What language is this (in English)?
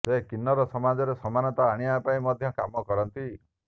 Odia